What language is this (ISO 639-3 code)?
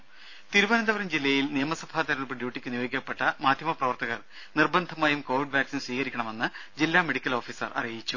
mal